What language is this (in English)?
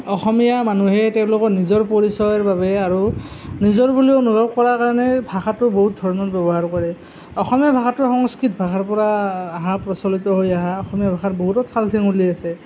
Assamese